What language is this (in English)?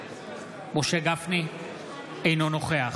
Hebrew